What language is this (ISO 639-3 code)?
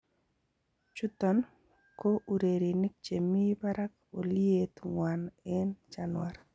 kln